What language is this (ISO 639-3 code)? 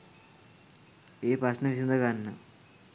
sin